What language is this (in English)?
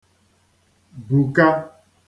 Igbo